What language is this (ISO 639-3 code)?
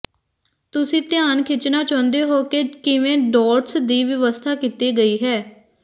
pan